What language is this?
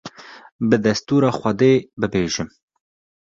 Kurdish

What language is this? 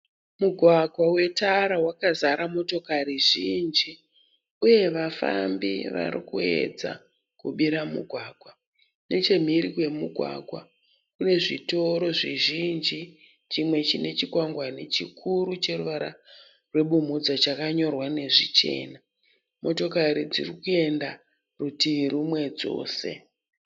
Shona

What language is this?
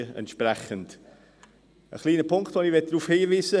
Swiss German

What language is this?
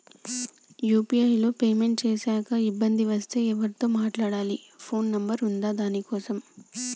Telugu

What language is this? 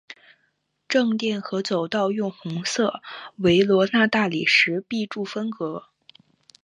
Chinese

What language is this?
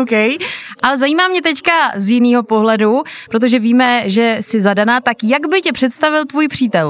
Czech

